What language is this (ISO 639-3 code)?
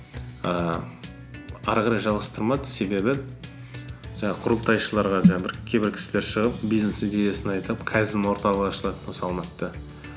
kaz